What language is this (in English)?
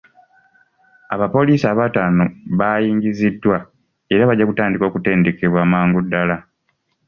Ganda